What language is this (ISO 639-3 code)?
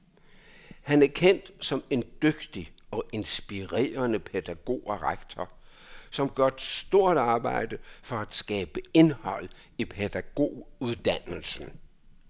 dan